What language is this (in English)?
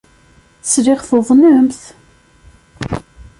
Kabyle